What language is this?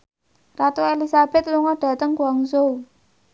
Javanese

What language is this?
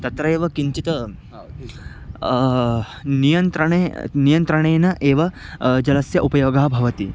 Sanskrit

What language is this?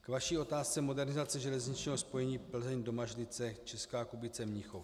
Czech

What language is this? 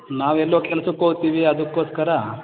Kannada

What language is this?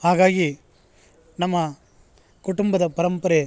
Kannada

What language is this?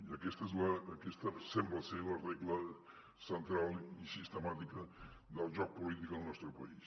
Catalan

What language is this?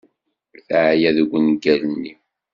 Kabyle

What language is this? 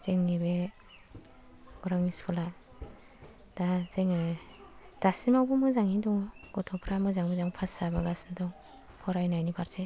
Bodo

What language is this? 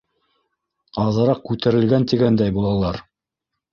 Bashkir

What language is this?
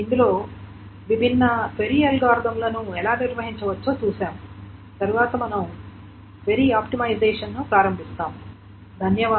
Telugu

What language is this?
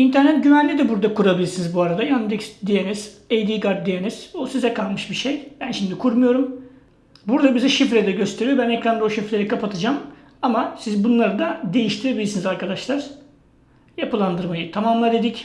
Turkish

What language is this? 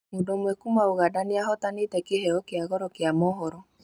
Kikuyu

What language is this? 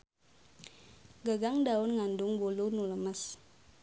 Sundanese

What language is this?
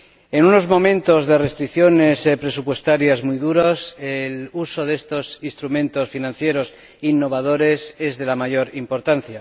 Spanish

